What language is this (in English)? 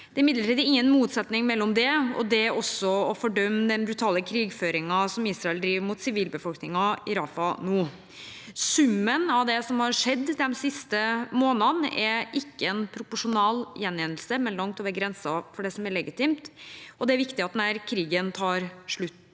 Norwegian